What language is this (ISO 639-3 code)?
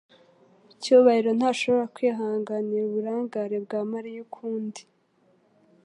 kin